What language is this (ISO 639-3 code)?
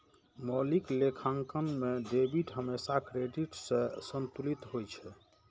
mai